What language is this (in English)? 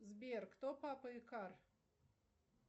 Russian